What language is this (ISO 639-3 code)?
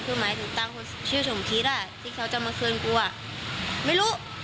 tha